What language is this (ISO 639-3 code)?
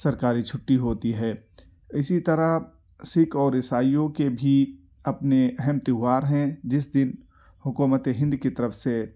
urd